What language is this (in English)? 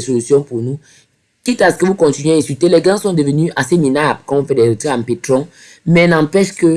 French